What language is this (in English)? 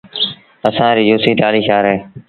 Sindhi Bhil